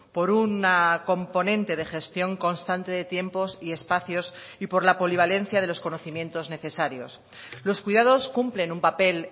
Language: Spanish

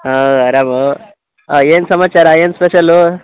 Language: Kannada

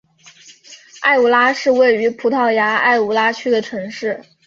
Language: Chinese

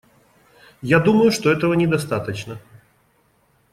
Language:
Russian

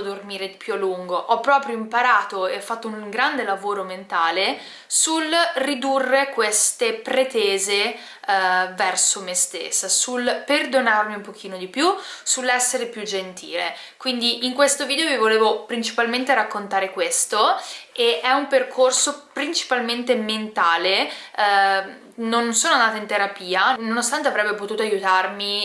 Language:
Italian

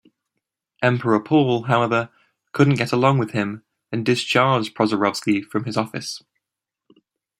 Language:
English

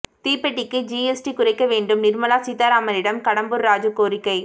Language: Tamil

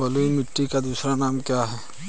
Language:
Hindi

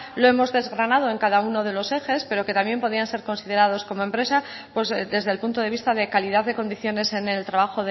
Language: Spanish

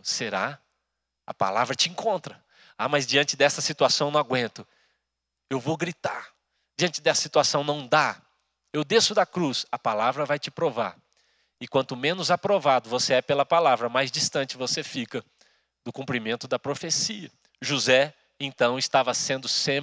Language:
Portuguese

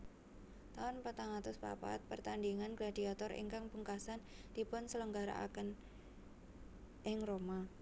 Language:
Javanese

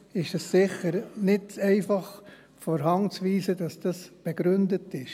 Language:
Swiss German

